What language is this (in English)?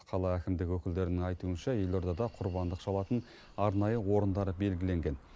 Kazakh